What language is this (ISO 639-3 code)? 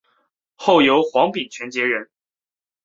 zho